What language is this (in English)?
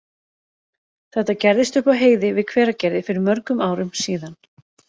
Icelandic